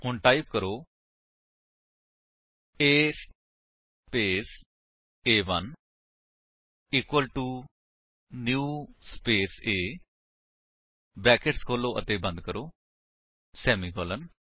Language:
Punjabi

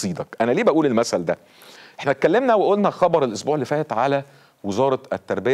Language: Arabic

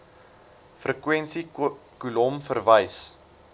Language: Afrikaans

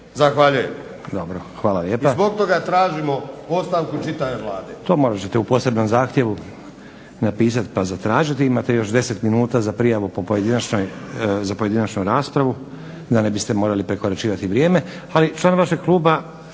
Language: Croatian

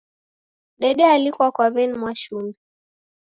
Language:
Taita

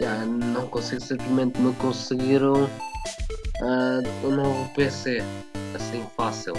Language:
Portuguese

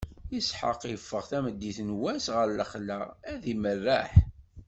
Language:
Kabyle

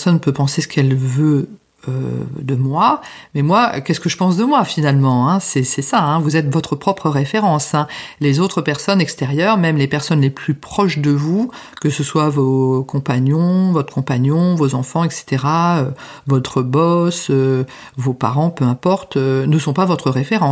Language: French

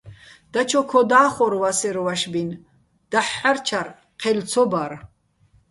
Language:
Bats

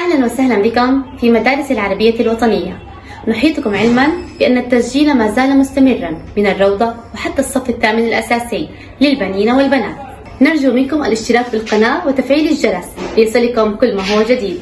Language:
Arabic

